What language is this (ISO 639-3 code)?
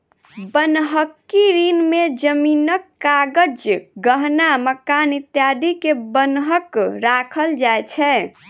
mai